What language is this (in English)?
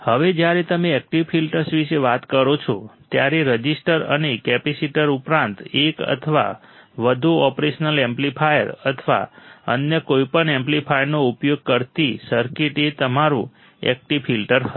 Gujarati